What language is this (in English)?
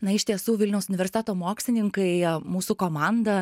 Lithuanian